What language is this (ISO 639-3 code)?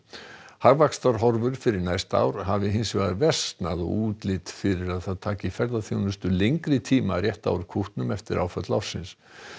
isl